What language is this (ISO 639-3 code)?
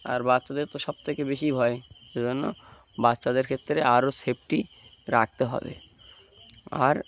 ben